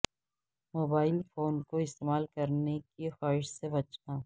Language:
Urdu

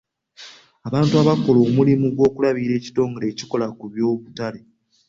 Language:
Ganda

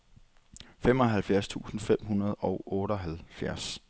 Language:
Danish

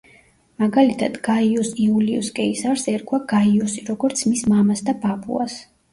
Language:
Georgian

